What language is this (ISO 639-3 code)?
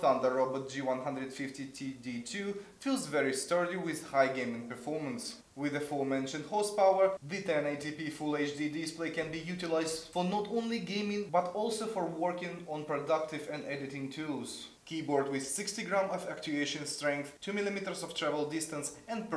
eng